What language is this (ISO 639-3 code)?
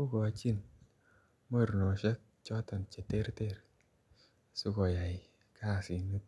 kln